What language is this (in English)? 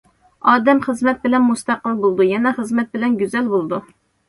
Uyghur